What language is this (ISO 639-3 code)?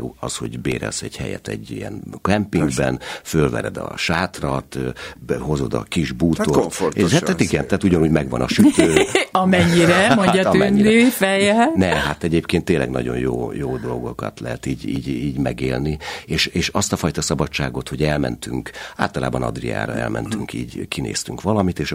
hun